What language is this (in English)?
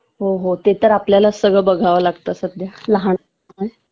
Marathi